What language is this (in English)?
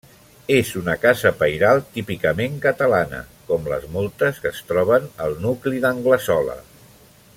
Catalan